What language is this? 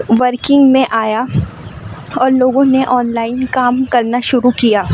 Urdu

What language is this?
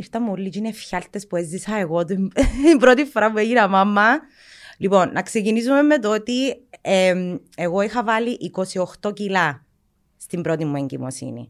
Greek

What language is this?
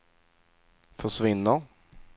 Swedish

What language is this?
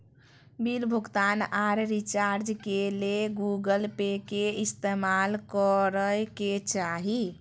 Magahi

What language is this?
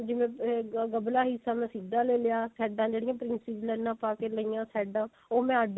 Punjabi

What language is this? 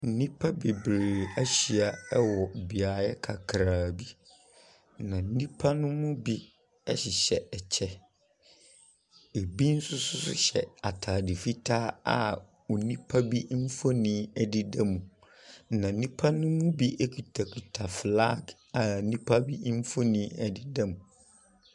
Akan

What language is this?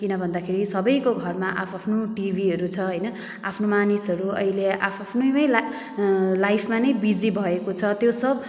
Nepali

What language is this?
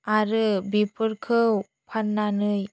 Bodo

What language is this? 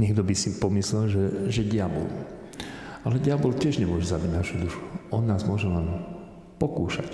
Slovak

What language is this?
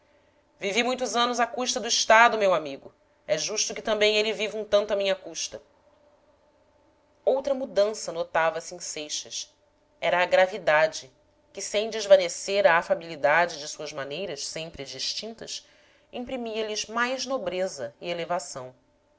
Portuguese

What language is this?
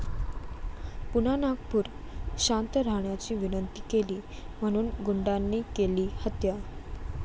Marathi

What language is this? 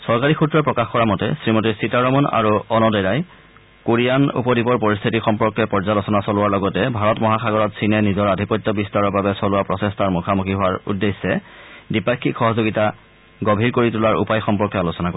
Assamese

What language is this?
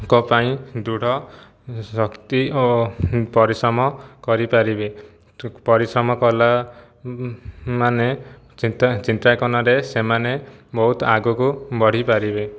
Odia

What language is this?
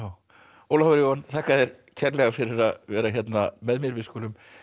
Icelandic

